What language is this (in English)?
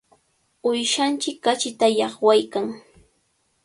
Cajatambo North Lima Quechua